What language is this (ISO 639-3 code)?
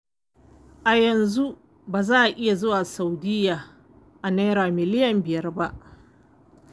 hau